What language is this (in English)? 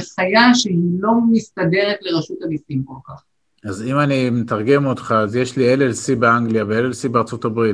Hebrew